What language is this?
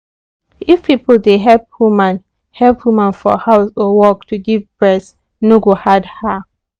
Nigerian Pidgin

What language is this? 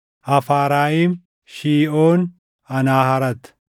Oromo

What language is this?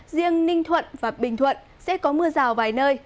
Vietnamese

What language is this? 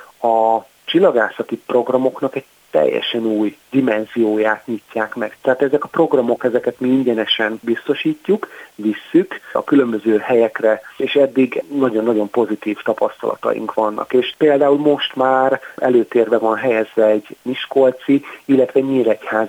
Hungarian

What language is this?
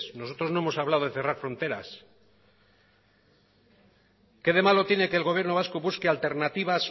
Spanish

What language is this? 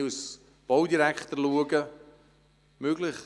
Swiss German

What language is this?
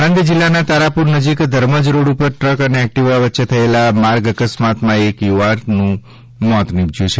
Gujarati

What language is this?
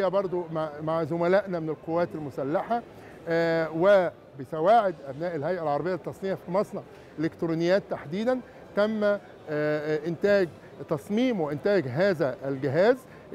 Arabic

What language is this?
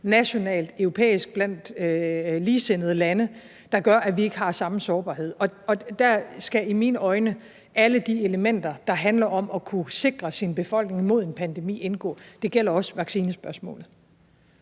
Danish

